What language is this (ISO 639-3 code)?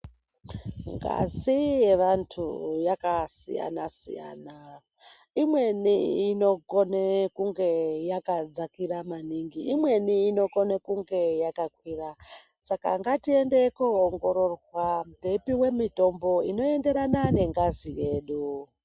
ndc